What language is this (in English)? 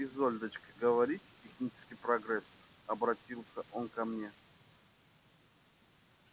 Russian